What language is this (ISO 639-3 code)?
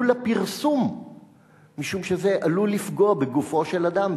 heb